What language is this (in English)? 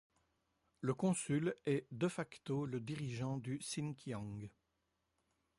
French